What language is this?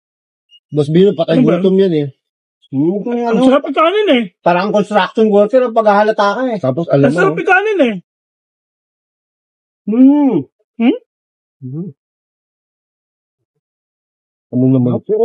Filipino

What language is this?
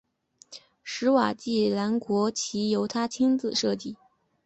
Chinese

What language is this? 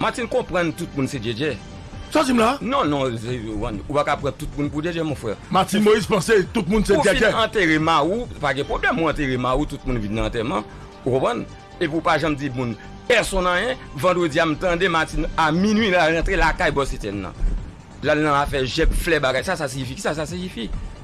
French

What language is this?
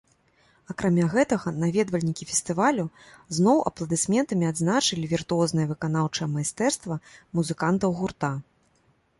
Belarusian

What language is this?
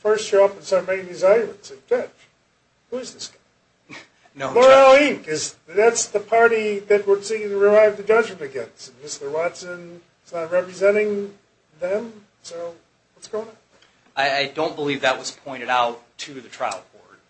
English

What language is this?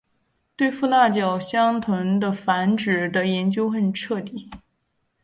Chinese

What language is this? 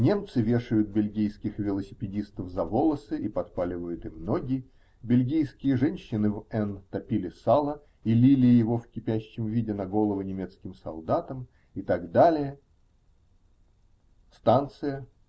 Russian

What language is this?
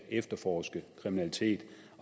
Danish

